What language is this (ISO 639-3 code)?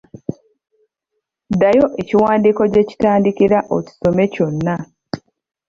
lug